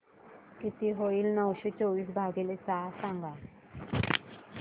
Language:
Marathi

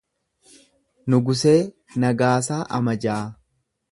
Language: Oromo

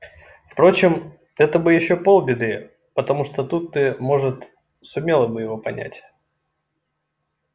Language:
Russian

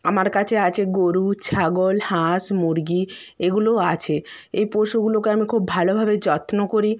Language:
Bangla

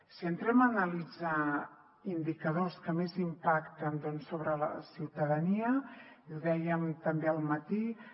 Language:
Catalan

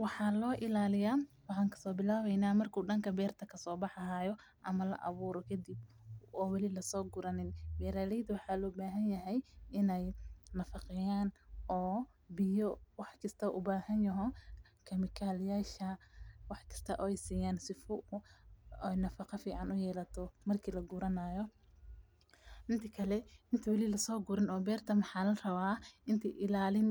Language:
Somali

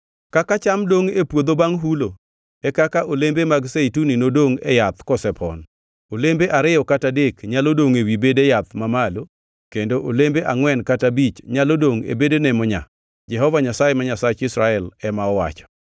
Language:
Luo (Kenya and Tanzania)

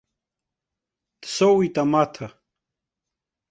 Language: Abkhazian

